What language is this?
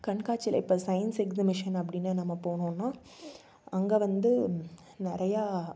Tamil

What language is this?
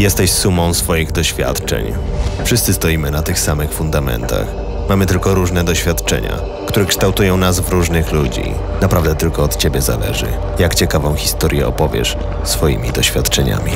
Polish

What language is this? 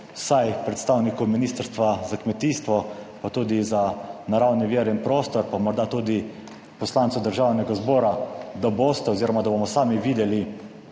Slovenian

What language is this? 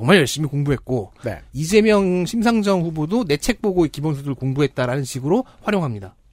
Korean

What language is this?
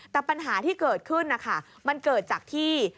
Thai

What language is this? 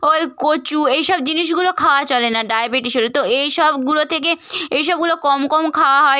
Bangla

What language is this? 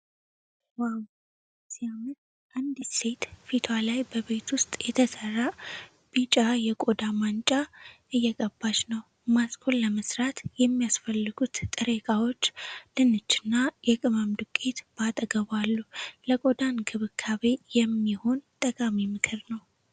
Amharic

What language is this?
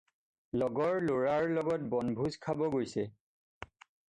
Assamese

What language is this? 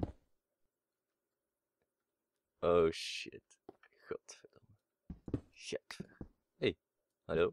Dutch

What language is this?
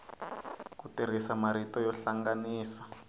Tsonga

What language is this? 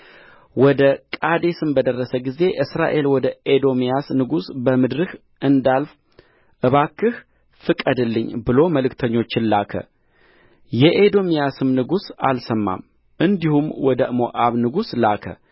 Amharic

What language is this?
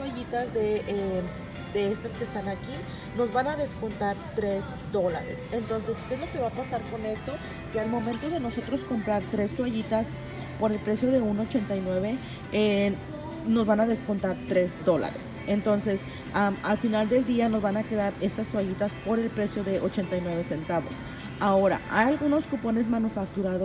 Spanish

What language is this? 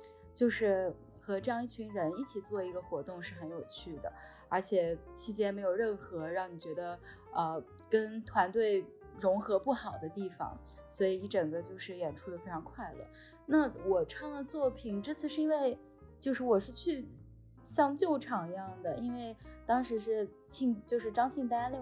Chinese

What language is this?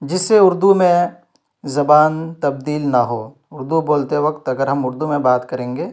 Urdu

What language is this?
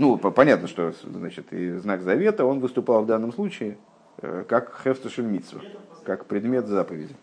Russian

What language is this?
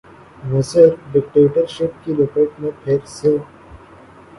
Urdu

